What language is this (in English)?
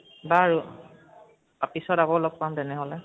Assamese